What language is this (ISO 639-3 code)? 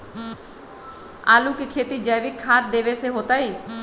mag